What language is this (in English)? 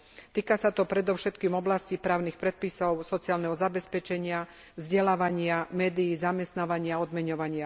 Slovak